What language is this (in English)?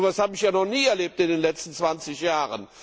German